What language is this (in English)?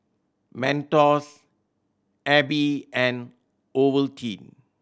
English